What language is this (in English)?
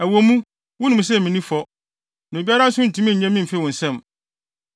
Akan